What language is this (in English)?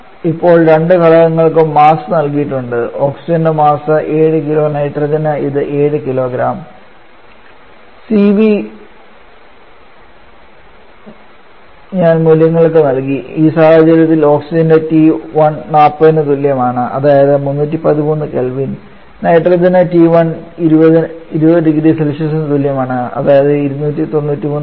Malayalam